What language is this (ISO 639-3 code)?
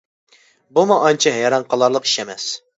uig